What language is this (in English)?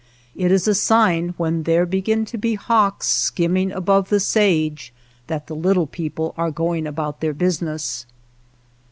English